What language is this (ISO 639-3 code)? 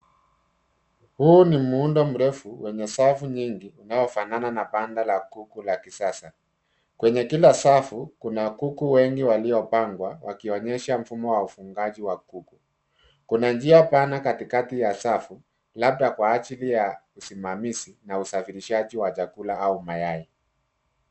swa